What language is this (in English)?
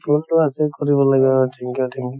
Assamese